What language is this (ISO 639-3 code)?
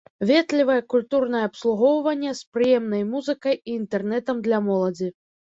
bel